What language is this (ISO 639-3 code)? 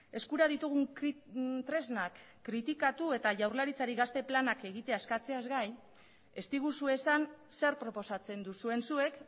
eus